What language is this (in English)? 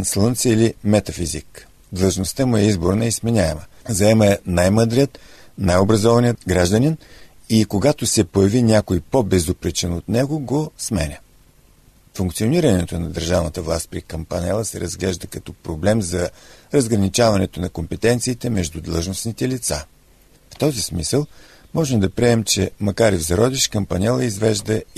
Bulgarian